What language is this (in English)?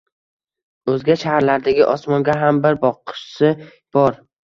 Uzbek